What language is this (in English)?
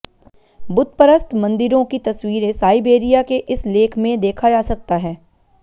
Hindi